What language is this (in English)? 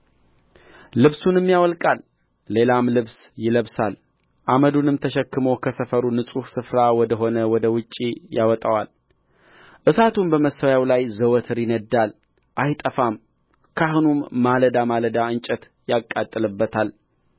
Amharic